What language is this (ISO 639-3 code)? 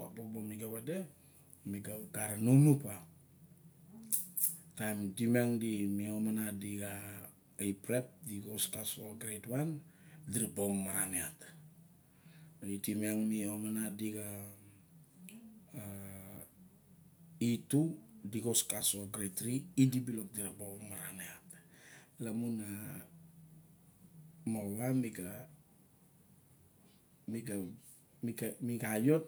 bjk